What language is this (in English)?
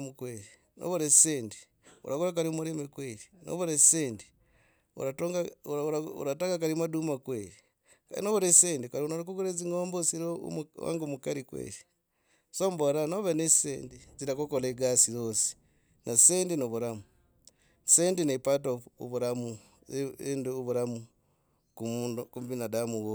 Logooli